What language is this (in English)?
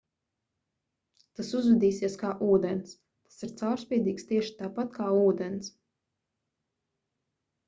Latvian